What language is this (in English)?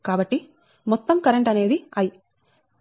Telugu